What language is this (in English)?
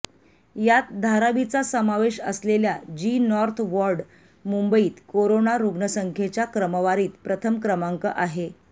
Marathi